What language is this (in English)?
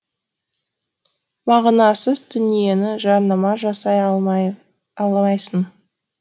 Kazakh